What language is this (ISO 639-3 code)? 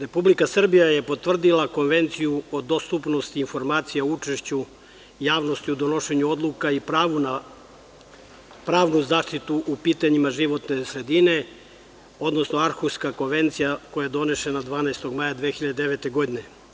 srp